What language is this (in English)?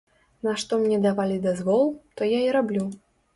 Belarusian